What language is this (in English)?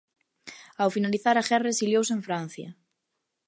Galician